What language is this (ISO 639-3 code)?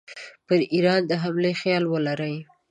pus